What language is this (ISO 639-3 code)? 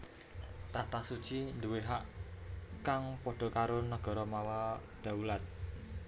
jav